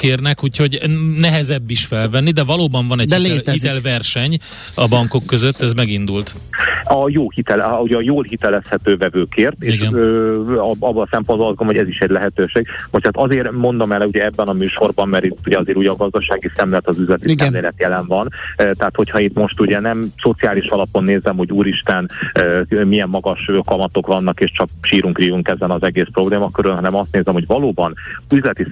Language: Hungarian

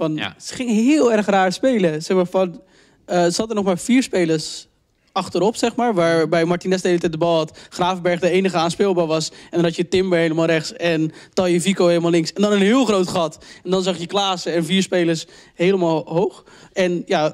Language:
Dutch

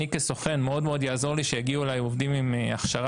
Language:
Hebrew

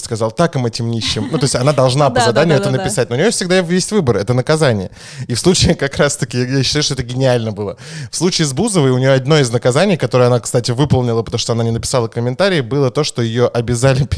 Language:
Russian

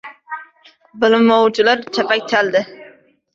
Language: Uzbek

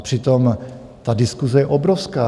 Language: Czech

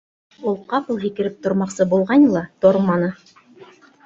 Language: Bashkir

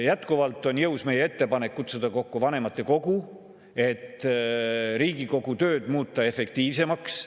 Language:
Estonian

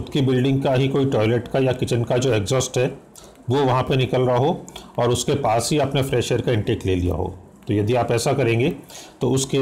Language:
Hindi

